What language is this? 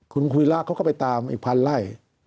Thai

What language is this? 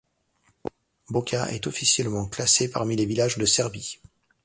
French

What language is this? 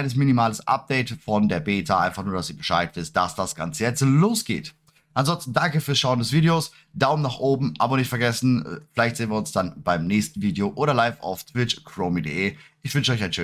German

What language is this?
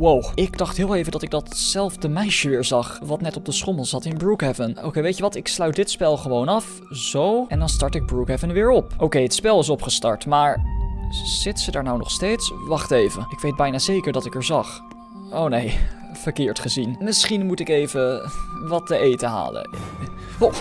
Dutch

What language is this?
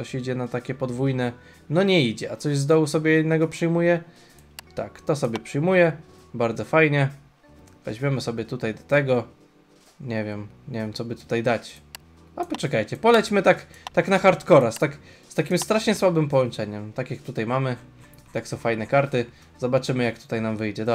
Polish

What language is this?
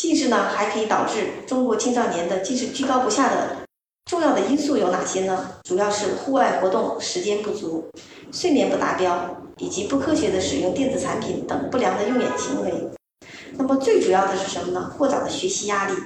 Chinese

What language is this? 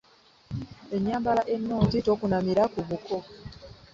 Ganda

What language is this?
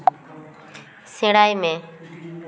Santali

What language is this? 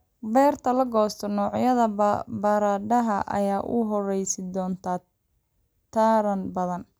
Somali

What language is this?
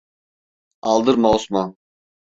Turkish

